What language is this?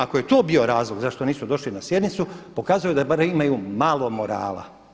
Croatian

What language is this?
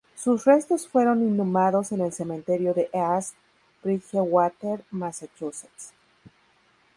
Spanish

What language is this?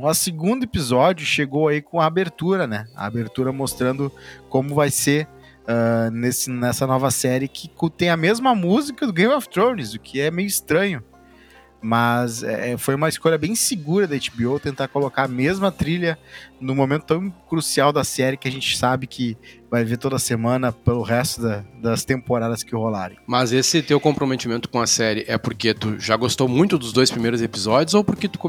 Portuguese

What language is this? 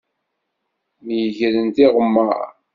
Kabyle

